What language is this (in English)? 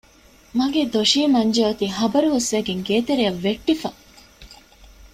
Divehi